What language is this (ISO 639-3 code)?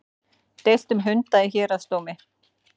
isl